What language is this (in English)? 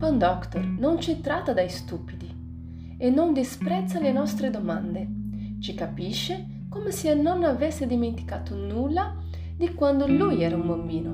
Italian